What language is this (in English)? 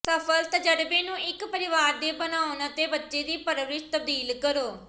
Punjabi